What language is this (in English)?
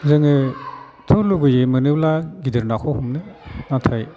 Bodo